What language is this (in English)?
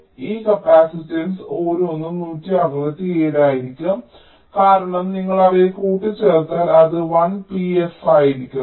Malayalam